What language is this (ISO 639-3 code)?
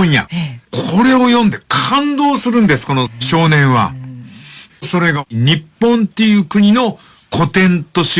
jpn